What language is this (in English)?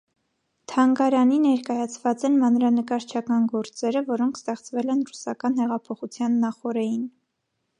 Armenian